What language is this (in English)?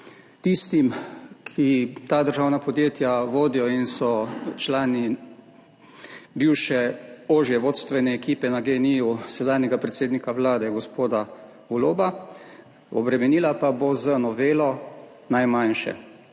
Slovenian